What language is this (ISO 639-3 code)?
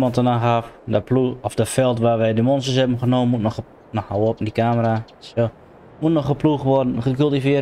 nld